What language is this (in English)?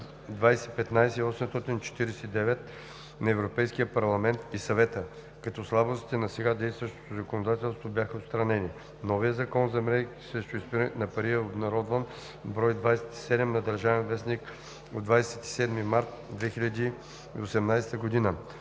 Bulgarian